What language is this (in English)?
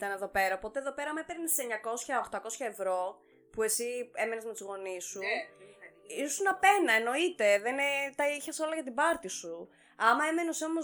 Greek